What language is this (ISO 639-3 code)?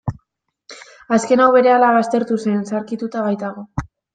eus